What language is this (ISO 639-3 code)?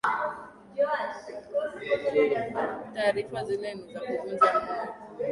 swa